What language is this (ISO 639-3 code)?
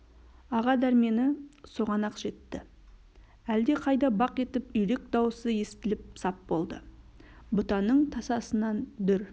kaz